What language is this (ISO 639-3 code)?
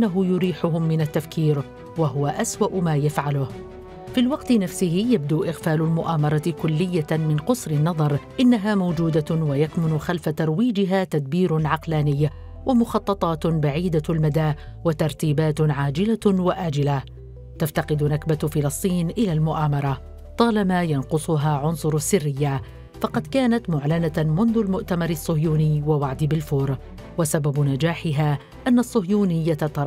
ara